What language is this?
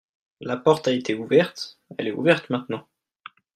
French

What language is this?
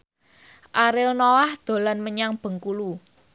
Javanese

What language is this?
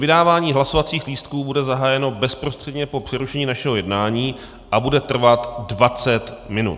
Czech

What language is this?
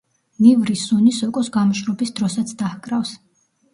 Georgian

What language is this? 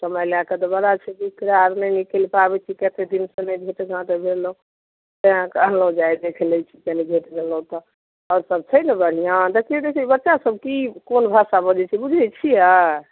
Maithili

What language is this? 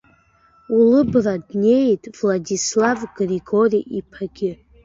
Abkhazian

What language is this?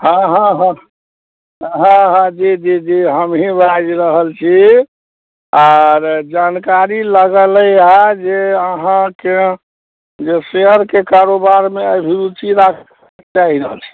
Maithili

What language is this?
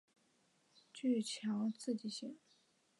Chinese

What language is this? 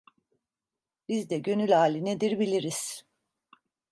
Turkish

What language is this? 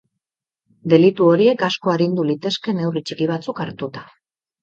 Basque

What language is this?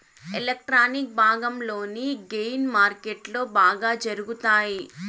Telugu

